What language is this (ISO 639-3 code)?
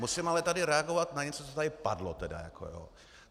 ces